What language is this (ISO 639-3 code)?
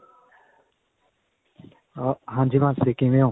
pan